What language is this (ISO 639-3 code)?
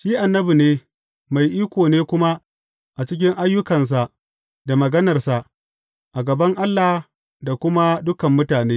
hau